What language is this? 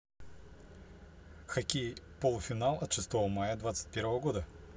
Russian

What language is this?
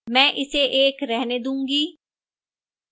Hindi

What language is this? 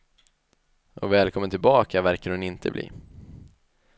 Swedish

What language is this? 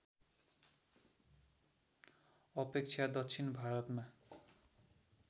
Nepali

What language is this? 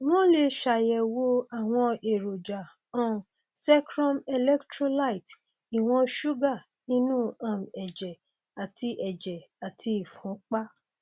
Yoruba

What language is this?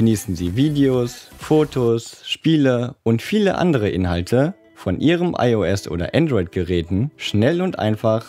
German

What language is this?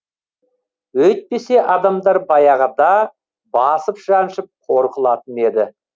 Kazakh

